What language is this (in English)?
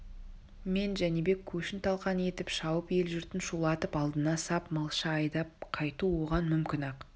Kazakh